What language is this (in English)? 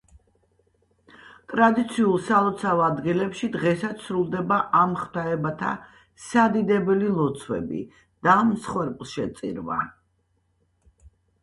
Georgian